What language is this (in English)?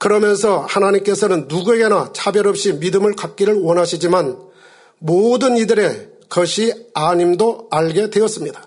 Korean